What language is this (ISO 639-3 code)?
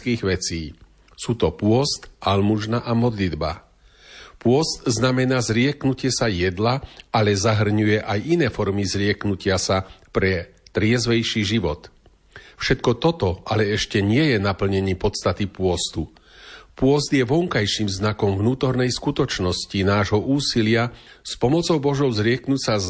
slk